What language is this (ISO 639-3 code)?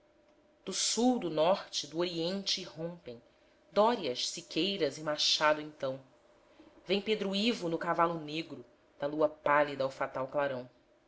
por